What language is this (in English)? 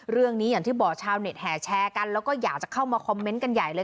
Thai